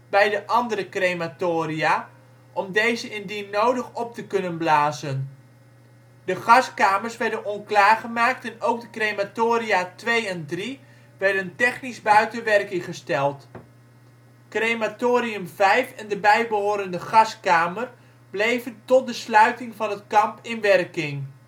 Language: Dutch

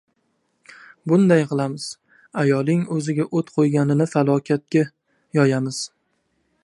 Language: Uzbek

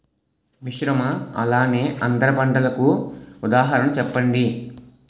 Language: Telugu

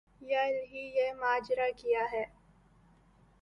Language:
Urdu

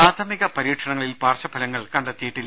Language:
Malayalam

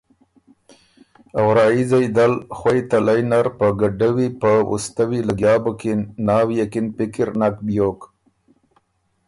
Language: Ormuri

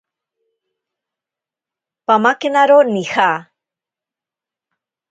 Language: Ashéninka Perené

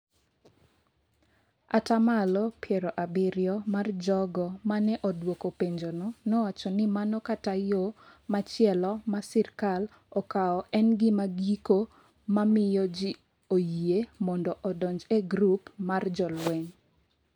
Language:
Luo (Kenya and Tanzania)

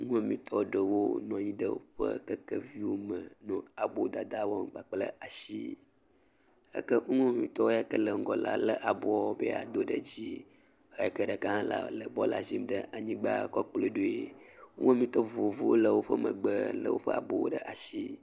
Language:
Ewe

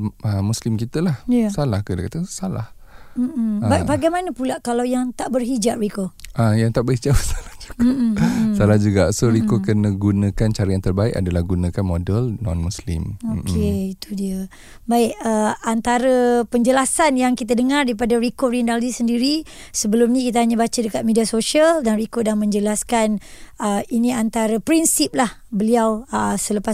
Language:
Malay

